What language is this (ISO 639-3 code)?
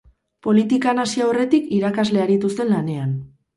eus